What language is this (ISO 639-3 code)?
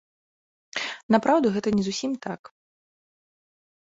bel